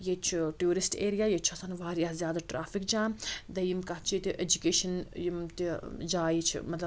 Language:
Kashmiri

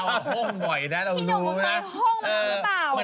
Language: Thai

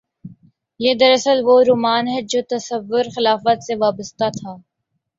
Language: Urdu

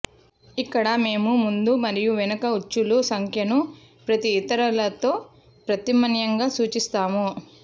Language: Telugu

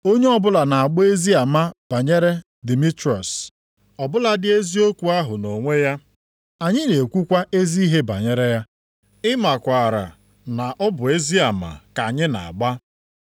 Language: Igbo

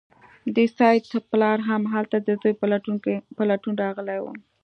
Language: Pashto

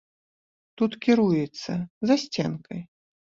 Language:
Belarusian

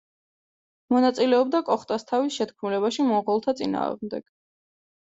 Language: Georgian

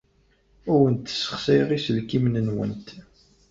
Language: Kabyle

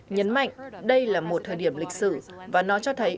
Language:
Vietnamese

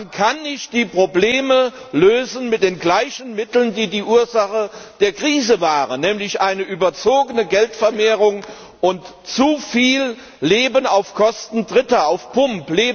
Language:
German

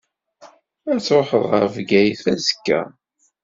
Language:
Kabyle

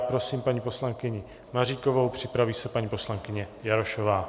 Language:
Czech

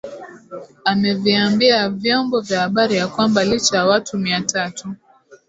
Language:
Swahili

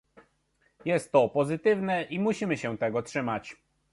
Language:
Polish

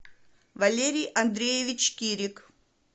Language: Russian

